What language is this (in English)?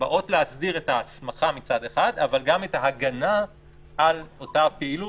Hebrew